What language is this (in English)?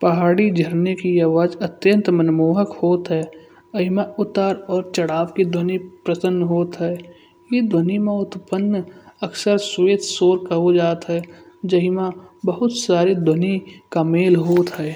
Kanauji